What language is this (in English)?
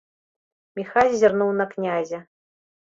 Belarusian